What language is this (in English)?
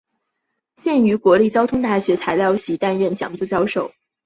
Chinese